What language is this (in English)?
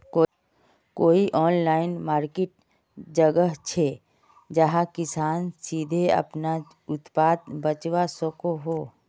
Magahi